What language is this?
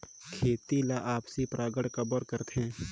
Chhattisgarhi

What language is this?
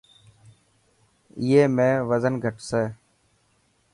Dhatki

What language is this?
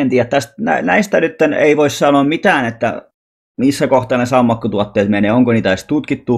Finnish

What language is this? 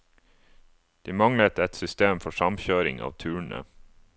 Norwegian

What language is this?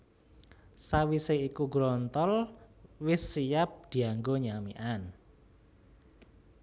Javanese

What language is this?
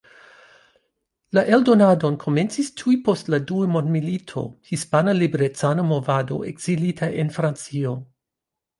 Esperanto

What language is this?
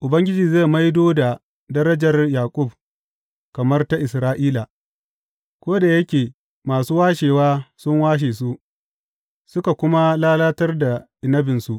Hausa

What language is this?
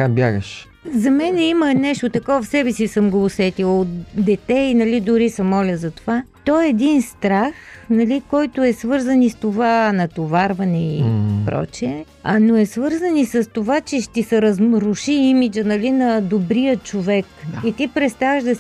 Bulgarian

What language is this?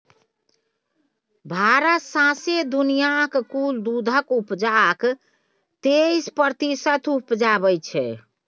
Maithili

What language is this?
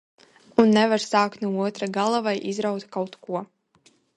Latvian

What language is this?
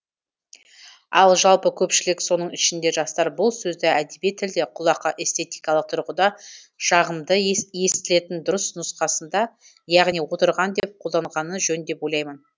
Kazakh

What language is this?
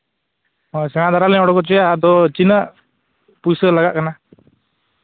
Santali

